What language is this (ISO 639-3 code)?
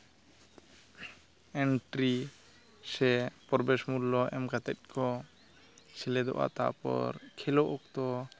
sat